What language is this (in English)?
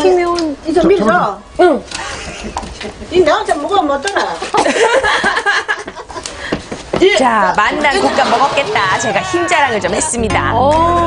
Korean